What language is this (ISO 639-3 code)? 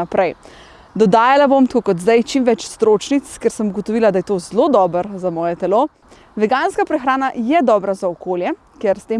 slv